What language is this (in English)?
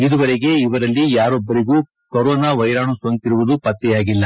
Kannada